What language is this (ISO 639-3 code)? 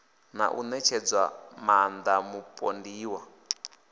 ven